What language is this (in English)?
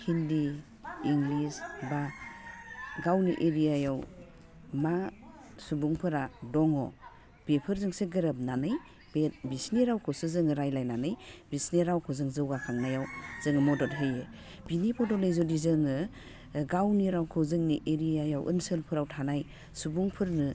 Bodo